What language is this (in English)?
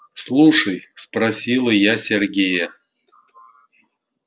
Russian